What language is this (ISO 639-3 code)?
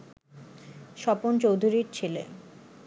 ben